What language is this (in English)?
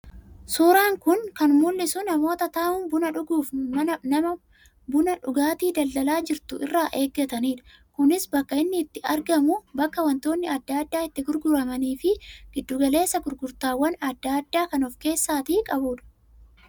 Oromo